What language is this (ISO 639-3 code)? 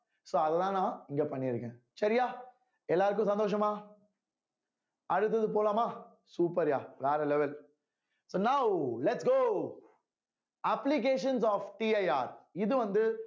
tam